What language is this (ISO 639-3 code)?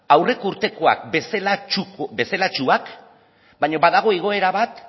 eus